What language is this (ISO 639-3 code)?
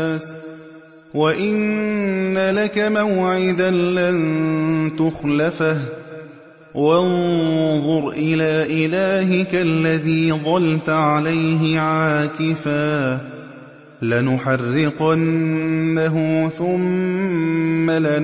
ara